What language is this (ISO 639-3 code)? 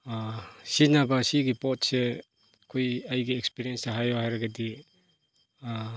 mni